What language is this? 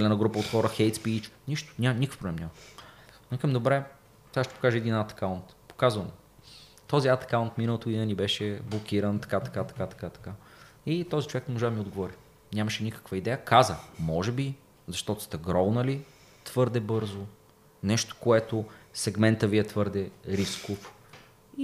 Bulgarian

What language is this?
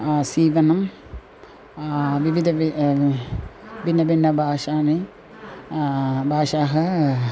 Sanskrit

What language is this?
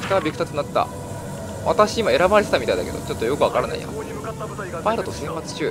Japanese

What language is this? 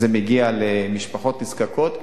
Hebrew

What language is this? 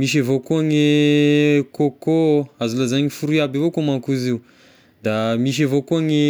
Tesaka Malagasy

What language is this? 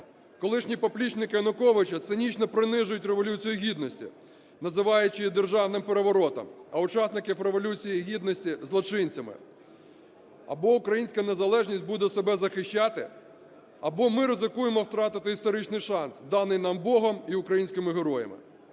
Ukrainian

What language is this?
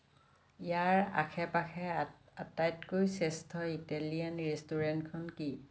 Assamese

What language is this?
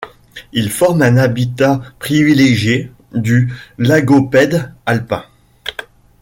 French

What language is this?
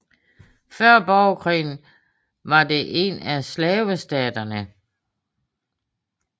Danish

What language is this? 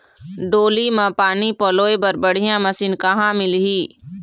Chhattisgarhi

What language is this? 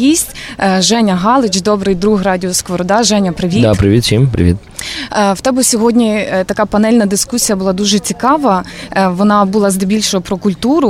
Ukrainian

